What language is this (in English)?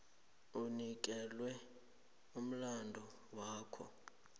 South Ndebele